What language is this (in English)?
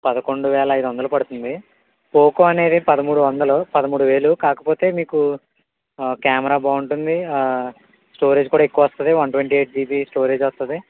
Telugu